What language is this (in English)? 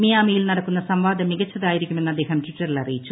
Malayalam